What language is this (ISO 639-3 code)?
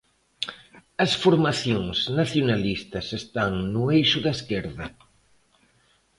glg